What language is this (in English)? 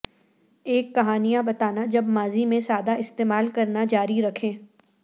Urdu